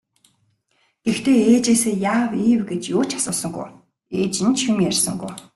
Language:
Mongolian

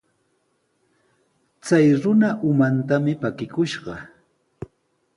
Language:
Sihuas Ancash Quechua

